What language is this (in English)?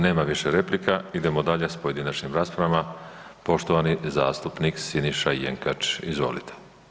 Croatian